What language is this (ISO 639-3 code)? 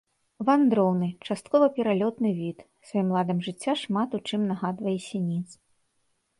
bel